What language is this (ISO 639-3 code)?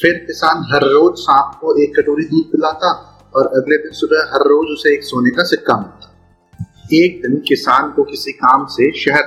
hin